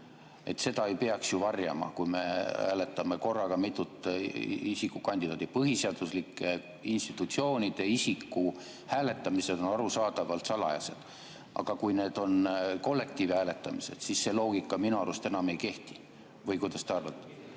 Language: Estonian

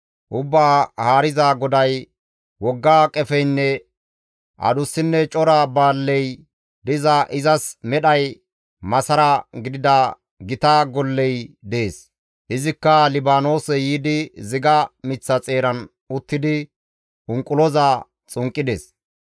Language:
Gamo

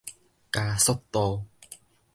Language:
Min Nan Chinese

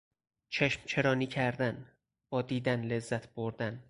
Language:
Persian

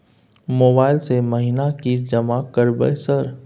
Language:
Maithili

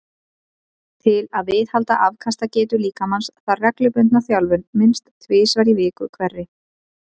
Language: Icelandic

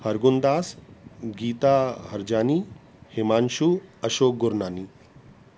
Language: Sindhi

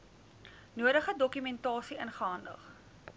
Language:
Afrikaans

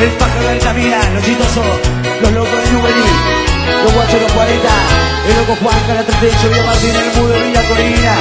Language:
Spanish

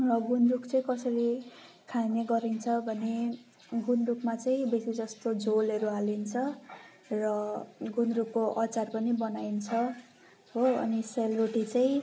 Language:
Nepali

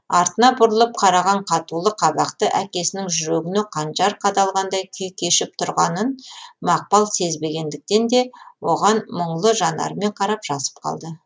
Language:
Kazakh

